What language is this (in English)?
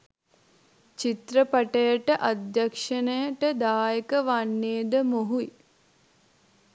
Sinhala